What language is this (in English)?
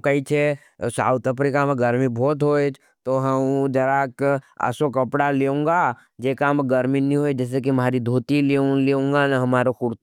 Nimadi